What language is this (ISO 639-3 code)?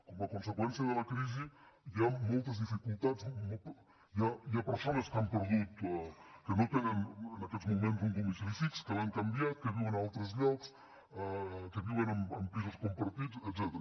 cat